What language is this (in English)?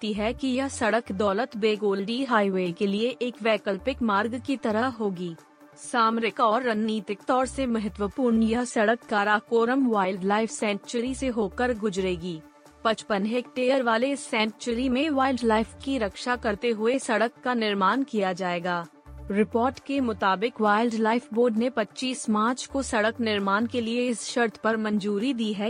Hindi